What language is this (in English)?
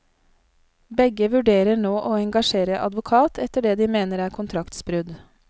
Norwegian